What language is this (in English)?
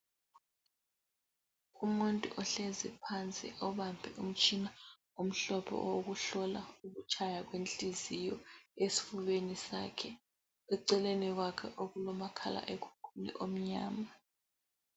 North Ndebele